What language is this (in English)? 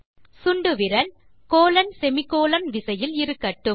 Tamil